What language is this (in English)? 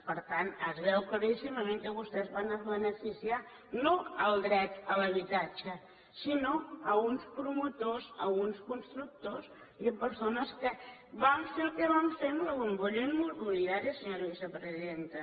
Catalan